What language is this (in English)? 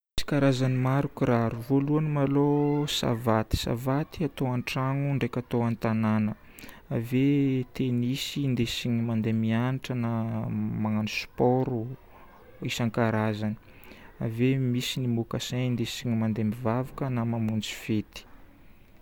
Northern Betsimisaraka Malagasy